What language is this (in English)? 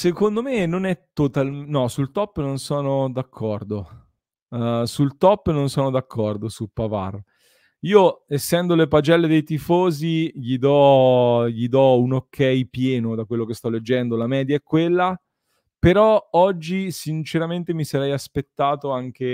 Italian